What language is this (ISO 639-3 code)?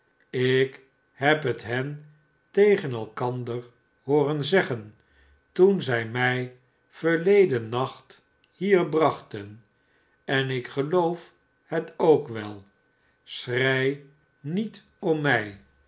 nld